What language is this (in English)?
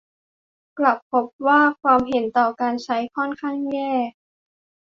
Thai